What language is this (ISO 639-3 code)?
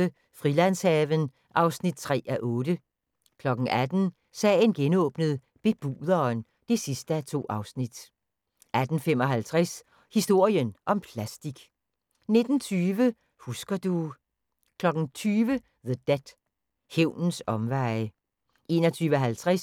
dan